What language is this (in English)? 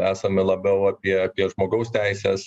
Lithuanian